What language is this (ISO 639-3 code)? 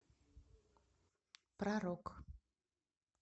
rus